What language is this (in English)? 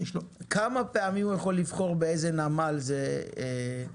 Hebrew